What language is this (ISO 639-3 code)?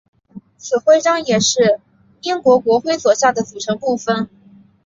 zho